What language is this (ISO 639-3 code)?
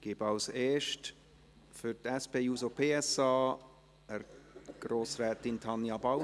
gsw